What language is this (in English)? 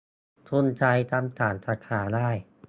Thai